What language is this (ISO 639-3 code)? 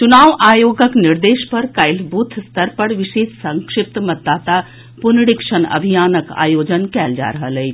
mai